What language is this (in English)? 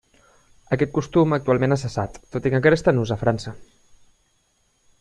Catalan